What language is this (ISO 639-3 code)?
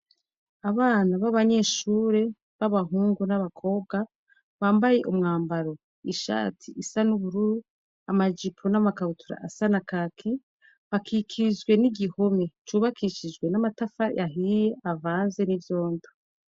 run